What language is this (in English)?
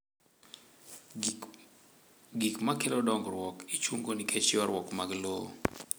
Luo (Kenya and Tanzania)